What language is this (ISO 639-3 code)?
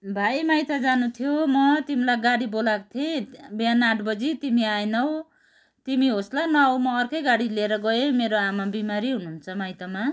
nep